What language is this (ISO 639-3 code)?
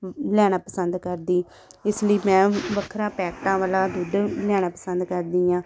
pan